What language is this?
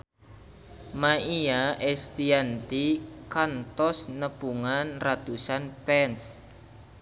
Sundanese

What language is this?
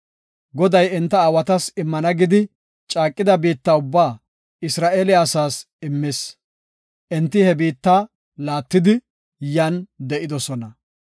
Gofa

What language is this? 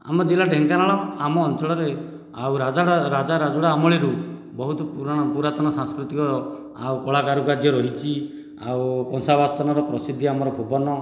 Odia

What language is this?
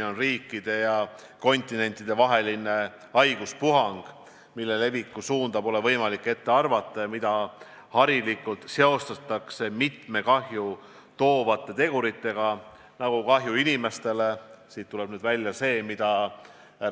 Estonian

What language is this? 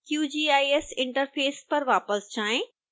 Hindi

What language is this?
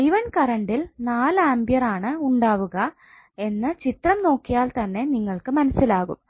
Malayalam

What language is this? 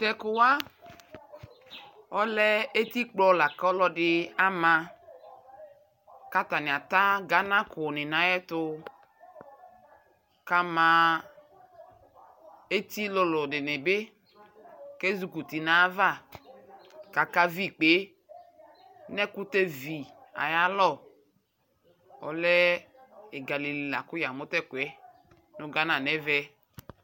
Ikposo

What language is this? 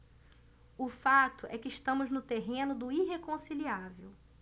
Portuguese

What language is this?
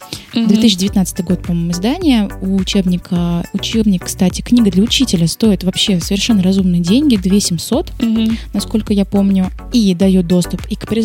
Russian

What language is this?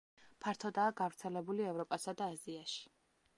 Georgian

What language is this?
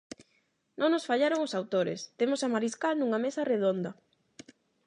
Galician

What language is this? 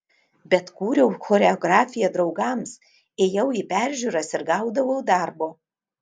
Lithuanian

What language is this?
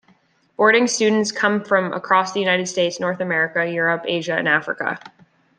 English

